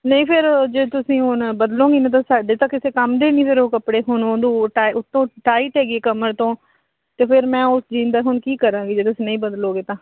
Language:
Punjabi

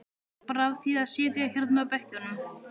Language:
Icelandic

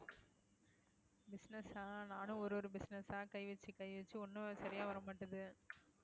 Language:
Tamil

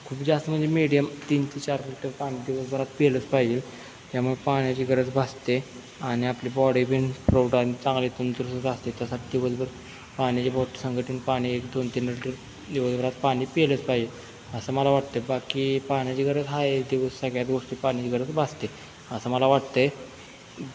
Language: Marathi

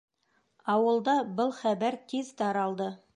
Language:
Bashkir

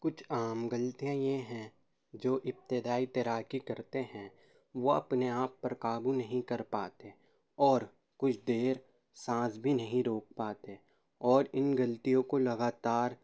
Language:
Urdu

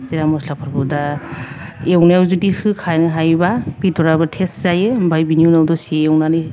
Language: Bodo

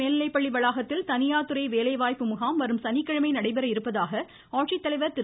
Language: Tamil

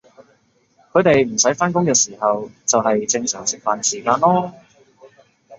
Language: Cantonese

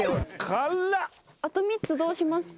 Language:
Japanese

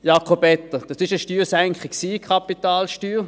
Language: Swiss German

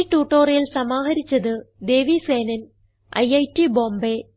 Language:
Malayalam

